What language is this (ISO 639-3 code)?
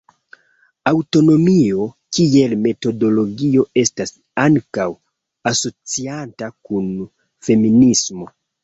epo